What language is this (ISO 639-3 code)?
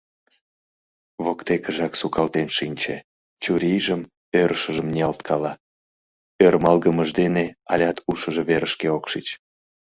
chm